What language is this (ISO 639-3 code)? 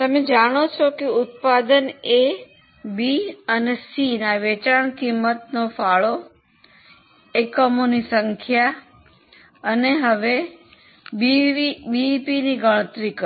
guj